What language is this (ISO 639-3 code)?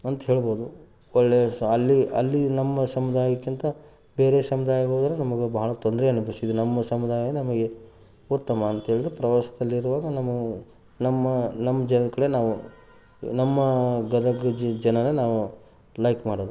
kan